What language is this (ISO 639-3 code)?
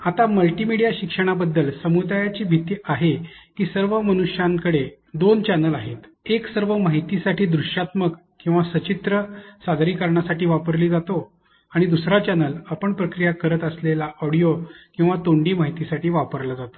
mar